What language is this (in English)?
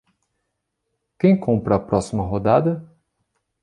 Portuguese